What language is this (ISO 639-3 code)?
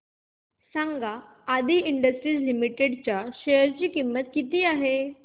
mar